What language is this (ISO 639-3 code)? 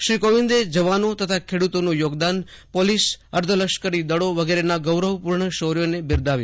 guj